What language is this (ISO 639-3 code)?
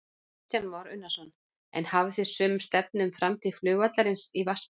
isl